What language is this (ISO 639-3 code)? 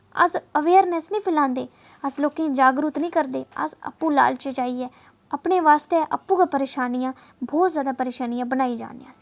doi